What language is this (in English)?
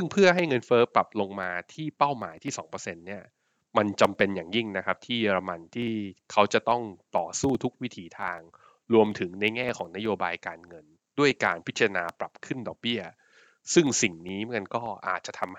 Thai